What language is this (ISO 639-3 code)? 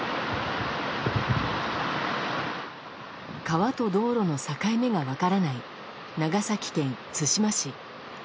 jpn